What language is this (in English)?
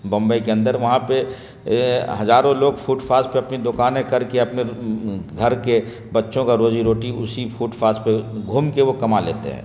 Urdu